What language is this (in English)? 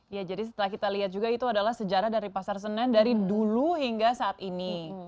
Indonesian